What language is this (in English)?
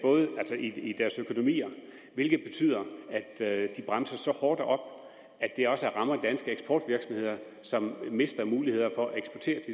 Danish